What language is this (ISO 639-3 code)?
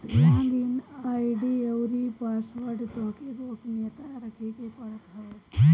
bho